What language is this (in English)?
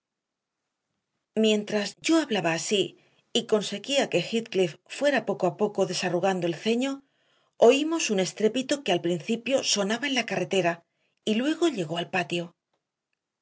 Spanish